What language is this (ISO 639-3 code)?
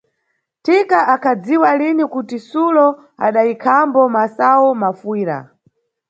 nyu